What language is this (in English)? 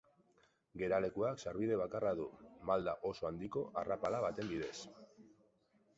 Basque